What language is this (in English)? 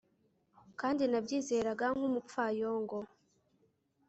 Kinyarwanda